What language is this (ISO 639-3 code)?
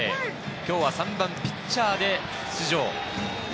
jpn